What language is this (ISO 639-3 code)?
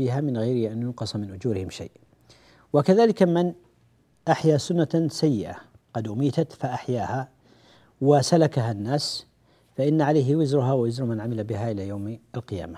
ara